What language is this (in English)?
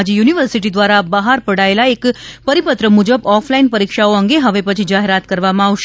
Gujarati